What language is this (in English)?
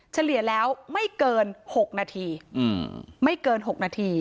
Thai